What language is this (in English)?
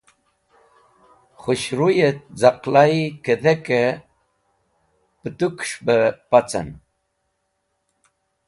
Wakhi